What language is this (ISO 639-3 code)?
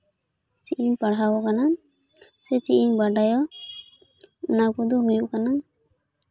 sat